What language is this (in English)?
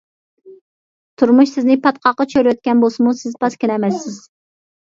Uyghur